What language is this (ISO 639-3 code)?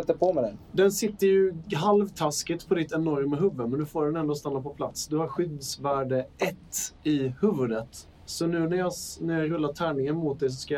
swe